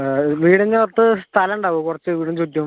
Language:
Malayalam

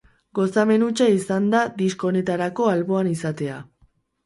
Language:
Basque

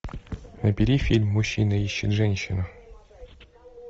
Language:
Russian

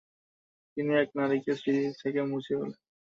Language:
Bangla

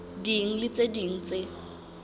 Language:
Southern Sotho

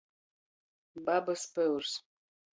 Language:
Latgalian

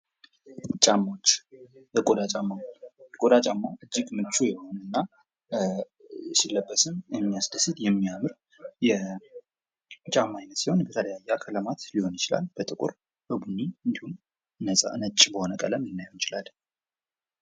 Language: Amharic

